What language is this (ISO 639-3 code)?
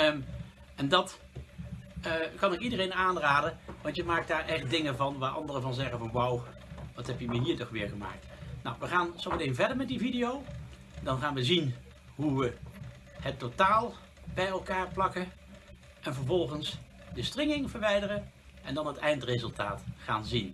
nld